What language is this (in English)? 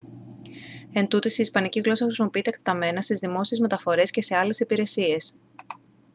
Greek